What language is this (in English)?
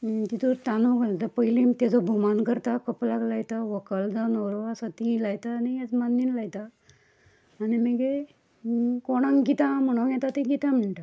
Konkani